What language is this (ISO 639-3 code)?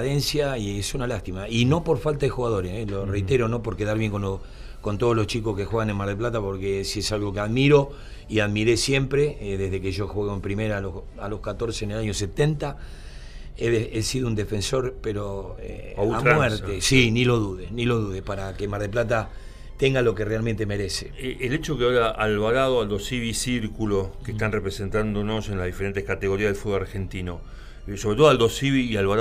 spa